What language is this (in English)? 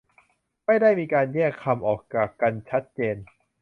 Thai